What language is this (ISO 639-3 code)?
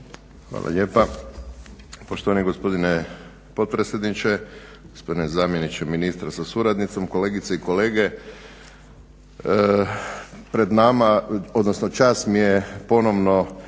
hrv